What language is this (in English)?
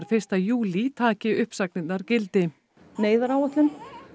Icelandic